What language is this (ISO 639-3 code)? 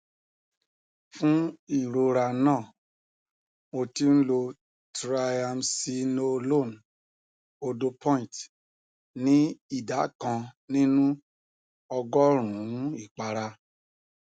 yor